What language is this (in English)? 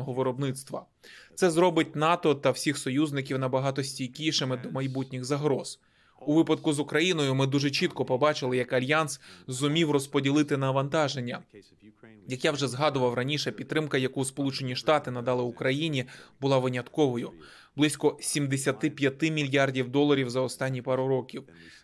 Ukrainian